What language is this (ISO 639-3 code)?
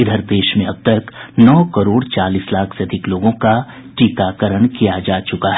hin